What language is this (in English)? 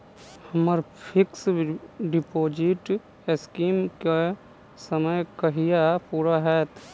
Maithili